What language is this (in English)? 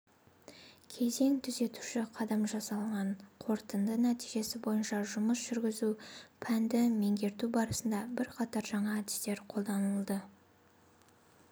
Kazakh